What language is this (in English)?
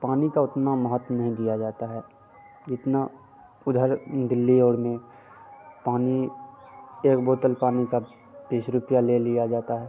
Hindi